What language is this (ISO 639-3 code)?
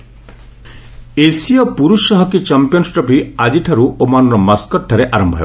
ori